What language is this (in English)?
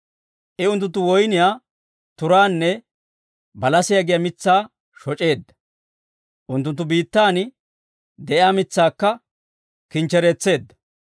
Dawro